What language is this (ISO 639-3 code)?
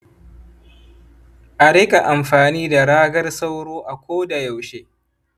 hau